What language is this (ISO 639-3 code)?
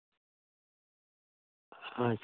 sat